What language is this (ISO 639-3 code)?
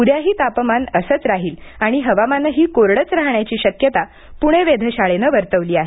mar